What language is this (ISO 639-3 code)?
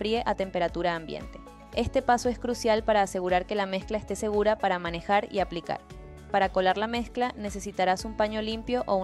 spa